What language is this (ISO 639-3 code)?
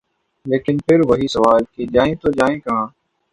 urd